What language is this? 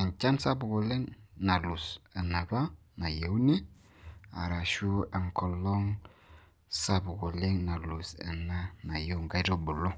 Masai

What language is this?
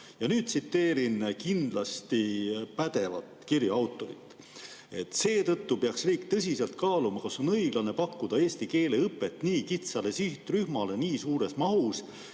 Estonian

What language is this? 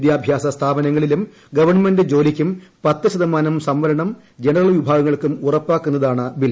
Malayalam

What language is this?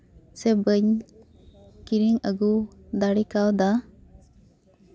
Santali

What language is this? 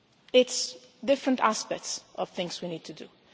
English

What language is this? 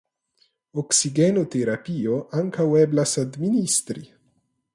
Esperanto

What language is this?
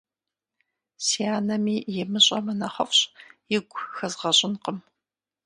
Kabardian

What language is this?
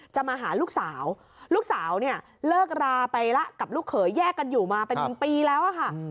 Thai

